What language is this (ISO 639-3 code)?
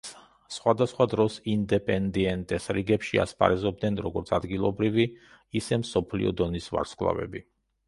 kat